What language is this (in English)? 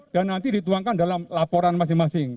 Indonesian